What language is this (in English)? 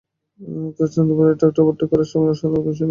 Bangla